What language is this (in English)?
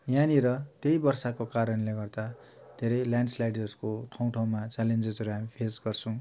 Nepali